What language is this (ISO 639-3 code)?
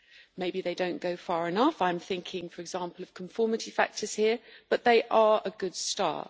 eng